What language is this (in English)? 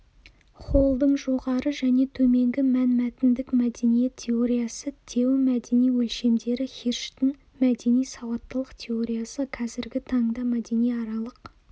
Kazakh